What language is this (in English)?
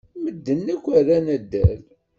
Kabyle